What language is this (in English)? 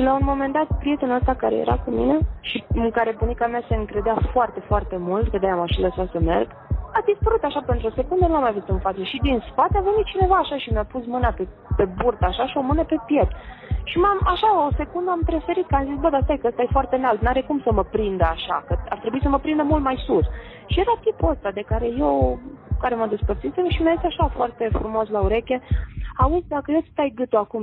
Romanian